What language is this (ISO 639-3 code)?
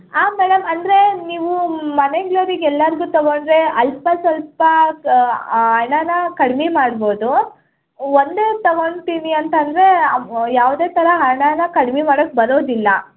kan